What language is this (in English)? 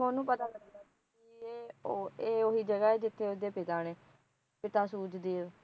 Punjabi